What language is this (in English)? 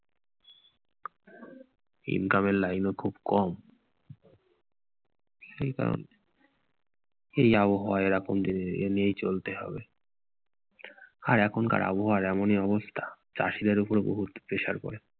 Bangla